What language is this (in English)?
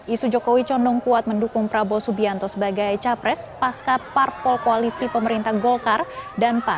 Indonesian